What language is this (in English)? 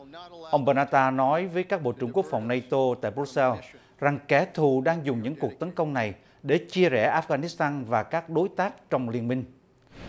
Vietnamese